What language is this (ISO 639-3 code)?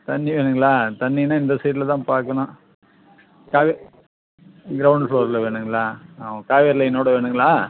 tam